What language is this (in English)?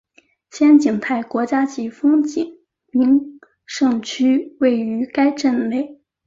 Chinese